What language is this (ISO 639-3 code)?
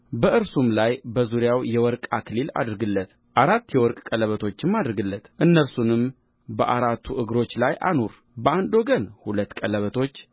amh